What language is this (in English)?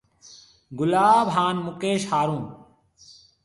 Marwari (Pakistan)